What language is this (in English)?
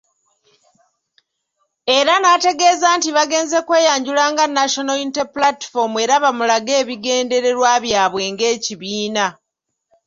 Ganda